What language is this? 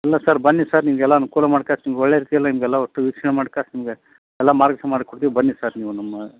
Kannada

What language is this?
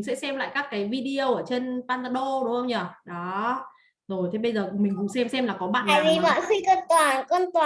Vietnamese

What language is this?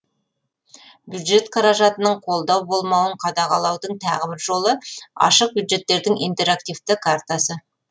Kazakh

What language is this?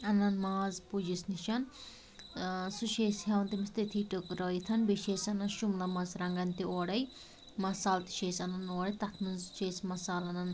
Kashmiri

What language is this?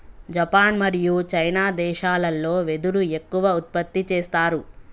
Telugu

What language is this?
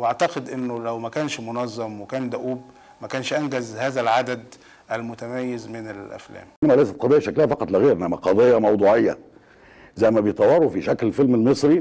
Arabic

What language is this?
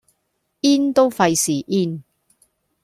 Cantonese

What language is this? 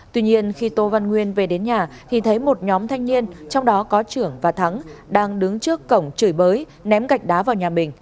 Vietnamese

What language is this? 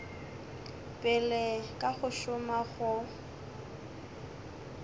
Northern Sotho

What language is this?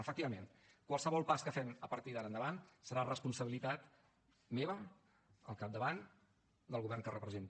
Catalan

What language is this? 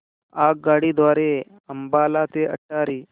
Marathi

